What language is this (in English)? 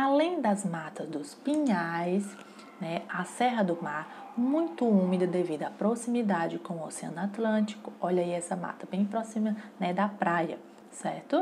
Portuguese